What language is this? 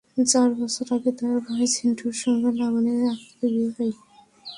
Bangla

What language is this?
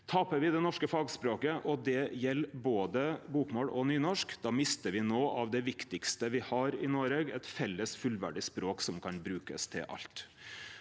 Norwegian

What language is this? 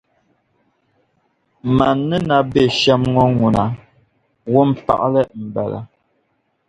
Dagbani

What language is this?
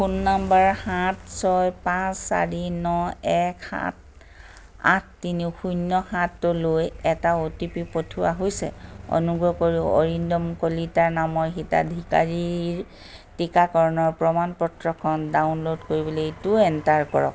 Assamese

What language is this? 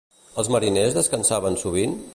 Catalan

